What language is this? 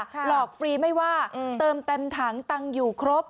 Thai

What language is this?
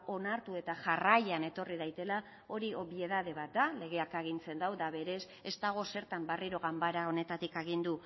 Basque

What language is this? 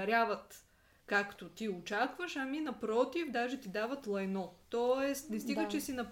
Bulgarian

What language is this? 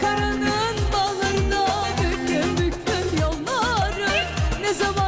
Arabic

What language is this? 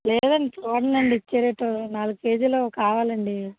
Telugu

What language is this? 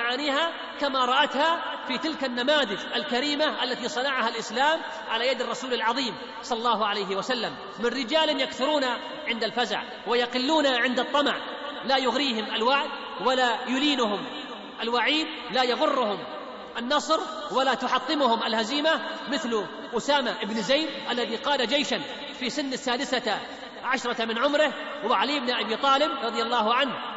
Arabic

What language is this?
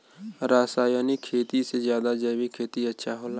Bhojpuri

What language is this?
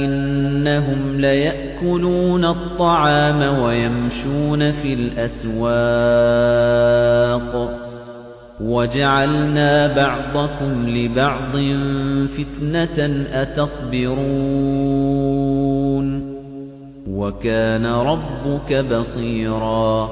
Arabic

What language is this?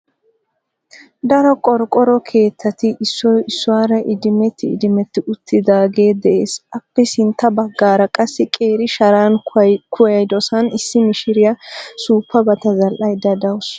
Wolaytta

